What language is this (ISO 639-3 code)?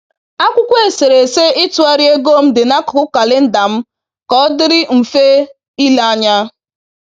ibo